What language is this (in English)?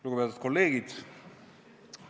Estonian